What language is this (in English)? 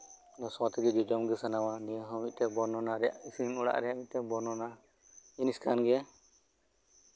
Santali